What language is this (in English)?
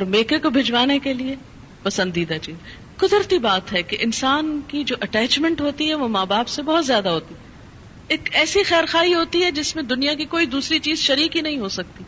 Urdu